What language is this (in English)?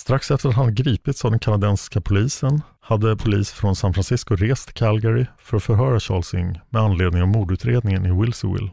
Swedish